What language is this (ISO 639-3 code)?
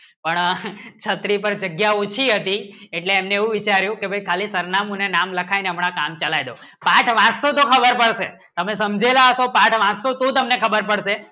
guj